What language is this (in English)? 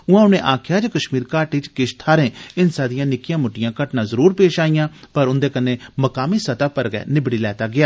Dogri